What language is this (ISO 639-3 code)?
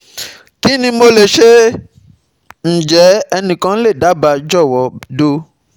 yor